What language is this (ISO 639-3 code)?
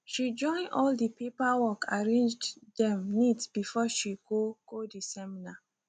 pcm